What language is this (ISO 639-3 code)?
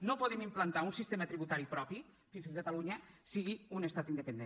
cat